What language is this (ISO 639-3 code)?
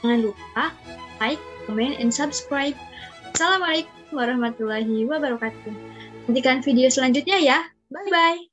ind